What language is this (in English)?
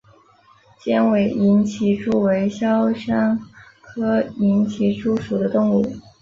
Chinese